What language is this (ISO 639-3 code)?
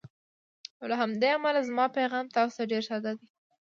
pus